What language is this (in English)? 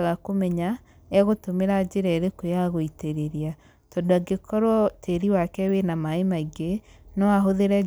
Kikuyu